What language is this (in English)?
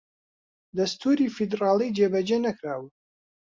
Central Kurdish